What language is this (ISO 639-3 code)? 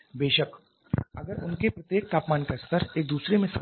hin